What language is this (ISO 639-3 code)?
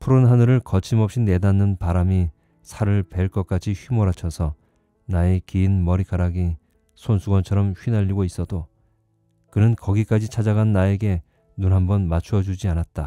kor